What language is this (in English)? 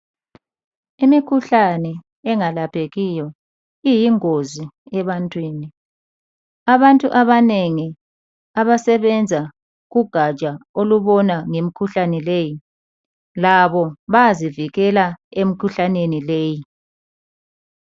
North Ndebele